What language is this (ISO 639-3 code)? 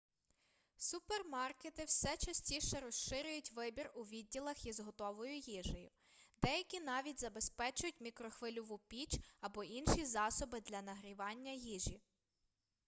ukr